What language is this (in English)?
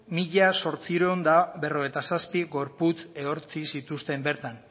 Basque